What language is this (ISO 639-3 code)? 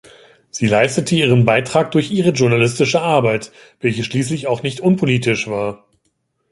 deu